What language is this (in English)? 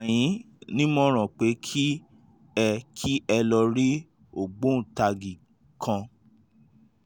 Yoruba